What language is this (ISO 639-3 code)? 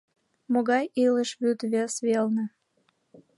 chm